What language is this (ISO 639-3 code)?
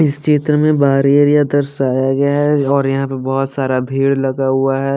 hin